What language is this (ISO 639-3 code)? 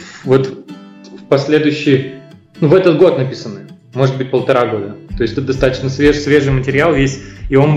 rus